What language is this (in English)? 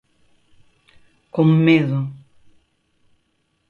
Galician